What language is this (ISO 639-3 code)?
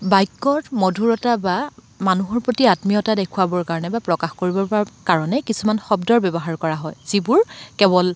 asm